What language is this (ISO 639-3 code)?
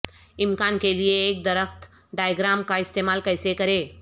urd